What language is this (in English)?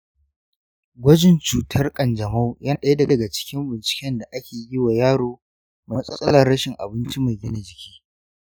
Hausa